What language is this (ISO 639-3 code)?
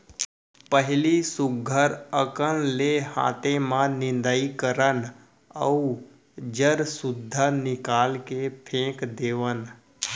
hne